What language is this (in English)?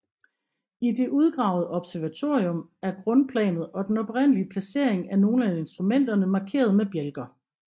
Danish